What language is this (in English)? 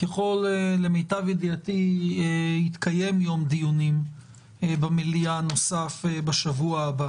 Hebrew